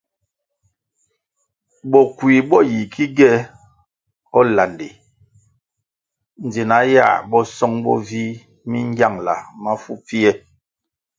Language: Kwasio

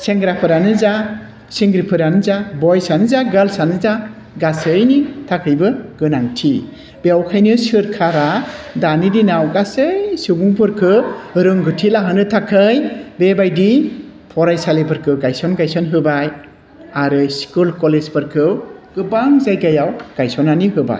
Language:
Bodo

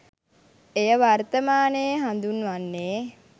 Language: Sinhala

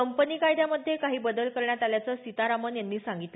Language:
Marathi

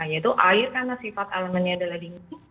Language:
Indonesian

